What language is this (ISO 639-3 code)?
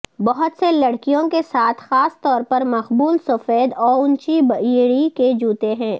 urd